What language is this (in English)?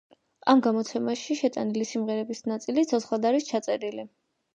Georgian